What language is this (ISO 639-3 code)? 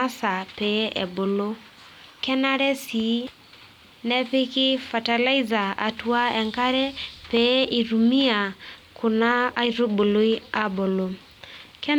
mas